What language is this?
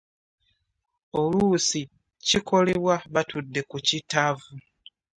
Ganda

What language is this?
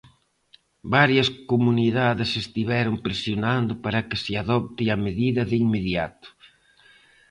Galician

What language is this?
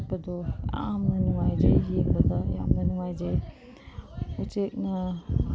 Manipuri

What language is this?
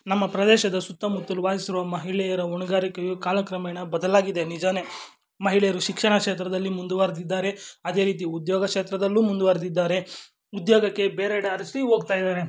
Kannada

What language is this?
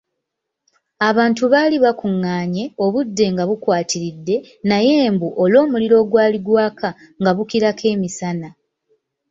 Ganda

